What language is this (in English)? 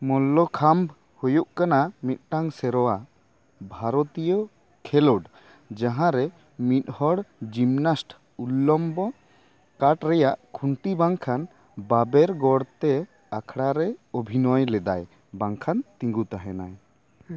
Santali